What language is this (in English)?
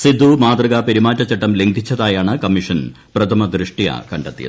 Malayalam